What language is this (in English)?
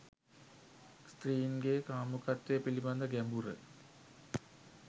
Sinhala